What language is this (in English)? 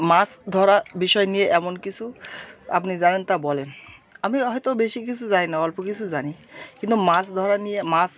Bangla